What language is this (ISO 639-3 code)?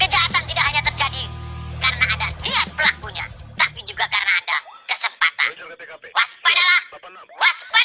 ind